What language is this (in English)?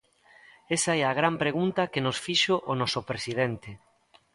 Galician